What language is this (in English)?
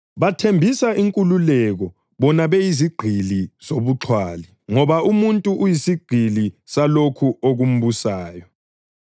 North Ndebele